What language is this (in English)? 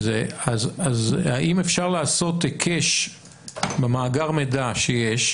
Hebrew